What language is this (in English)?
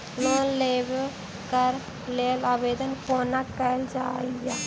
Maithili